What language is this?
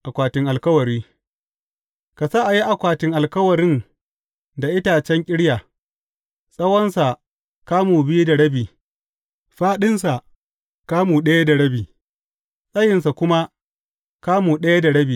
Hausa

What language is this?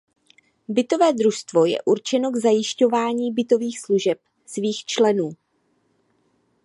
Czech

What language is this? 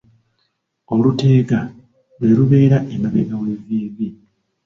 Ganda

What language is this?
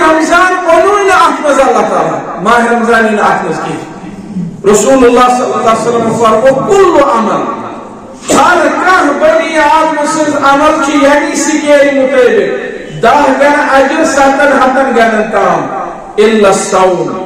Turkish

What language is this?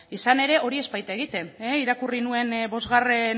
Basque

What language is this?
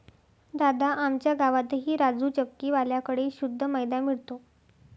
Marathi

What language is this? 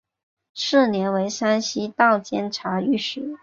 Chinese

